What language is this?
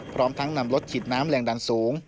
Thai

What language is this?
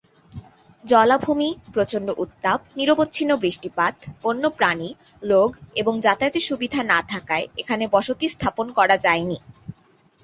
Bangla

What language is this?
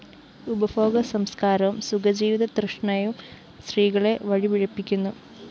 Malayalam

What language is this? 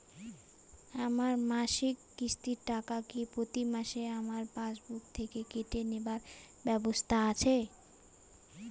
Bangla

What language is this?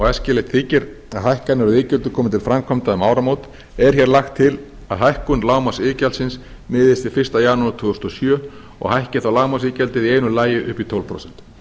Icelandic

